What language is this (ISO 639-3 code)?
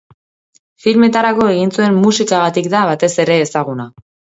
eus